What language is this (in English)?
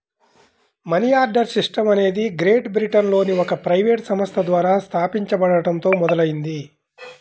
Telugu